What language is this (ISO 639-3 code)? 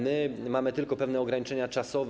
pol